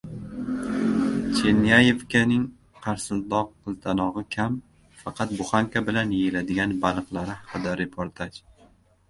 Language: Uzbek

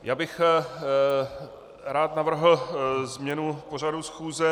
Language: Czech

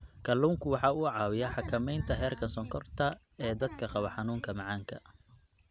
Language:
Somali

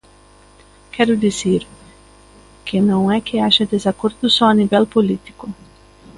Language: Galician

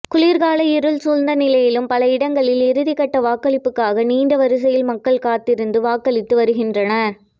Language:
Tamil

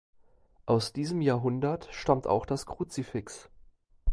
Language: German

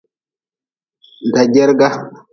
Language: Nawdm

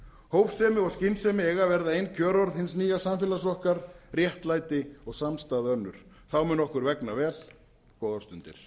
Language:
Icelandic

